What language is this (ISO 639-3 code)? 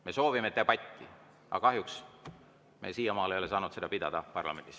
est